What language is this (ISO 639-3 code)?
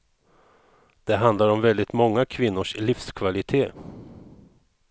swe